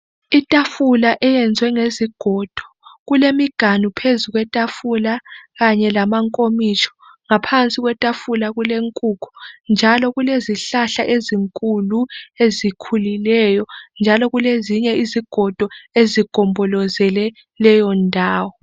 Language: North Ndebele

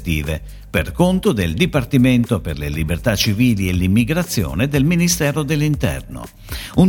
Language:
Italian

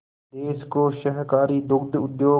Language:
Hindi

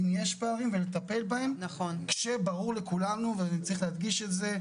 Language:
Hebrew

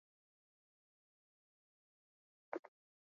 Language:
Swahili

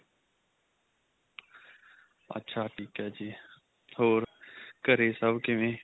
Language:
Punjabi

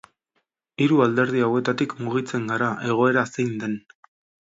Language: Basque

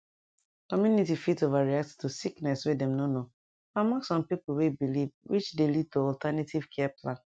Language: Nigerian Pidgin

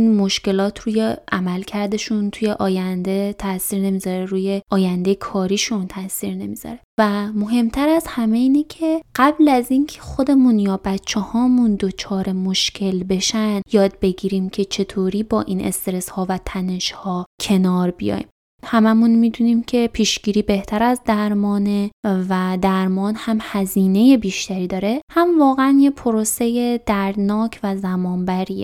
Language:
Persian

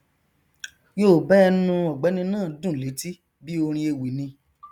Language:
Yoruba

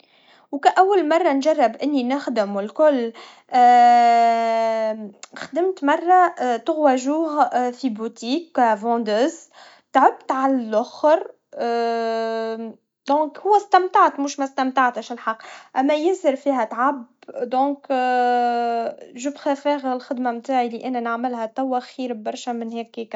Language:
Tunisian Arabic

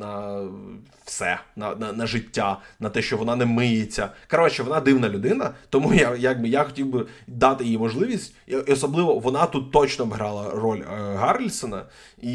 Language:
Ukrainian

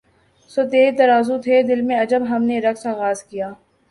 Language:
Urdu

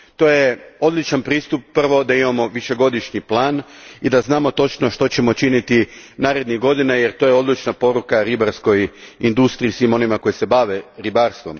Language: Croatian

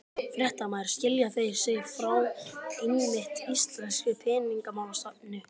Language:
Icelandic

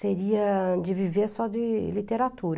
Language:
Portuguese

